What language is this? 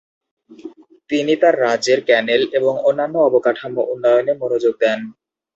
Bangla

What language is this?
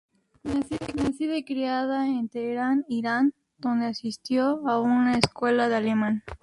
Spanish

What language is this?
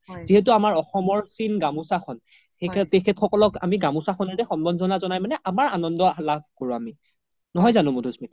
Assamese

